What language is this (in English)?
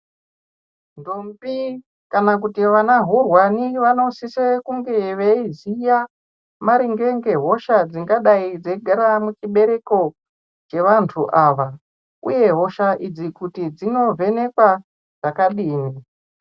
Ndau